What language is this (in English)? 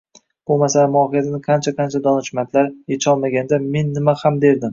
Uzbek